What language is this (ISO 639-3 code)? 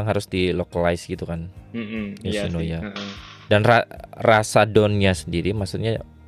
ind